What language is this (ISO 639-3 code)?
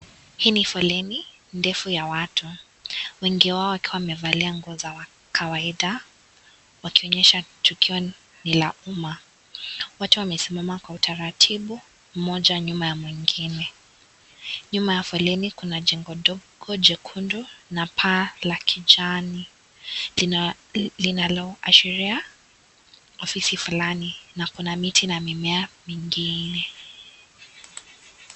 swa